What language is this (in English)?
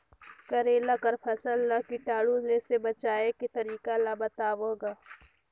Chhattisgarhi